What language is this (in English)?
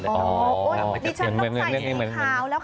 Thai